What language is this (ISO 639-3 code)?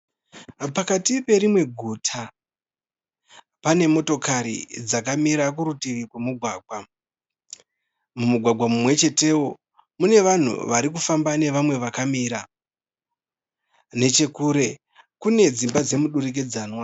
sna